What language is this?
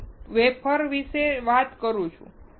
Gujarati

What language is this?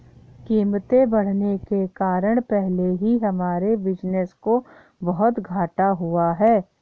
Hindi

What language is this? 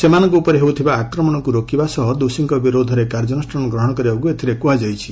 Odia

